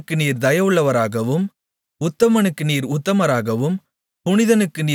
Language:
Tamil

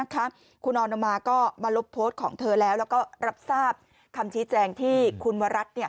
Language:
Thai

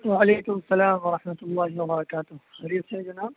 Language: Urdu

